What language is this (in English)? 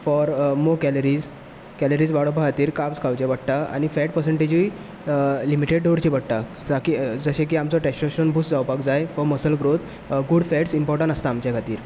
Konkani